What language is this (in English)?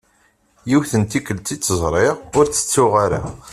Kabyle